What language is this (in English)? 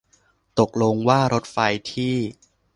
Thai